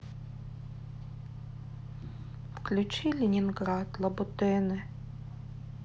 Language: Russian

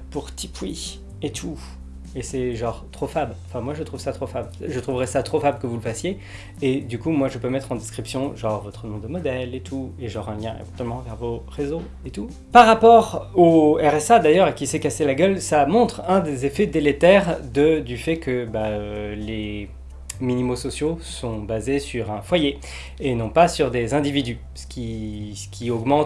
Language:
French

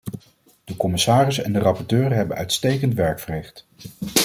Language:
Dutch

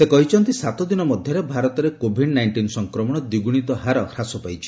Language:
Odia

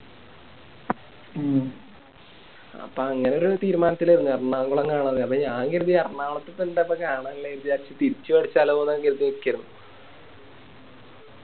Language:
Malayalam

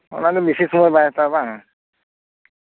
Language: Santali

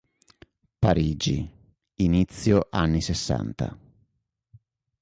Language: Italian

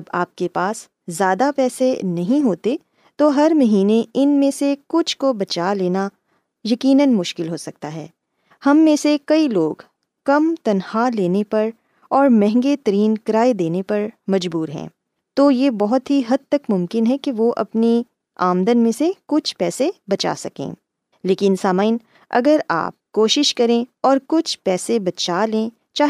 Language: Urdu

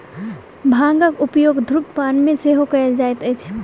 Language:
Maithili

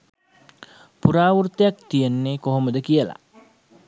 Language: Sinhala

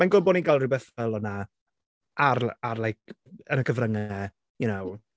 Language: Welsh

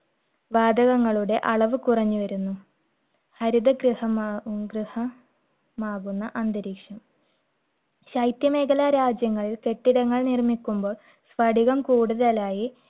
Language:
Malayalam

